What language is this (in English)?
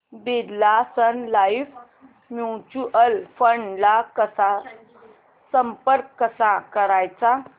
Marathi